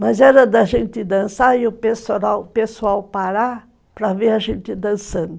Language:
Portuguese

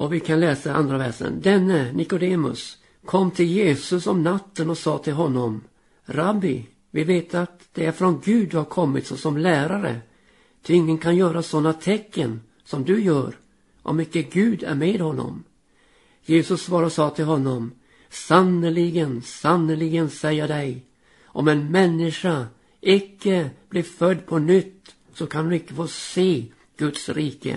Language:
Swedish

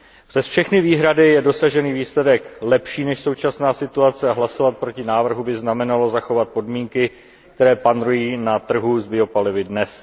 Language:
Czech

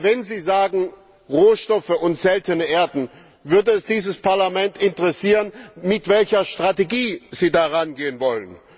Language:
German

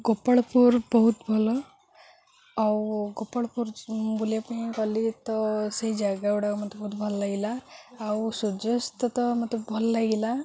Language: Odia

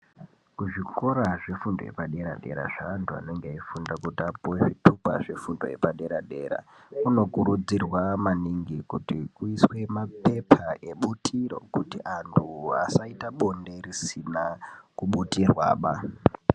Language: Ndau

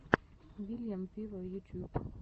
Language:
Russian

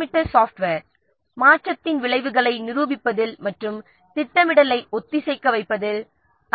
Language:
Tamil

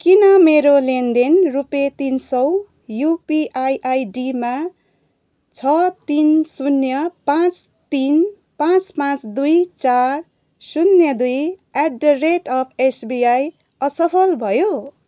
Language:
Nepali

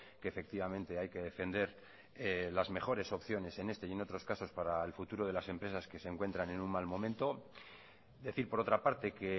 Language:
Spanish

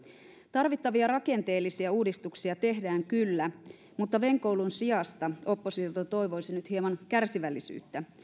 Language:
Finnish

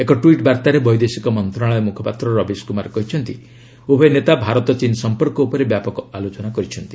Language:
Odia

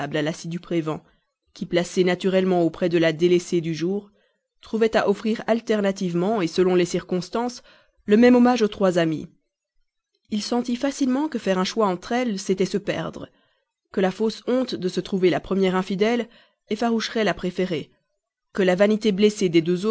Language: French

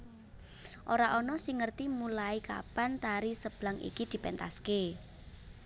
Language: Javanese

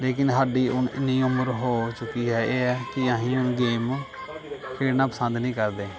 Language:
Punjabi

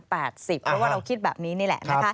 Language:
Thai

